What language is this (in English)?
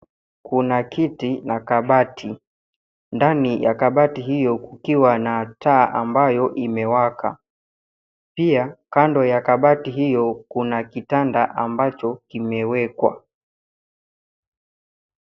Swahili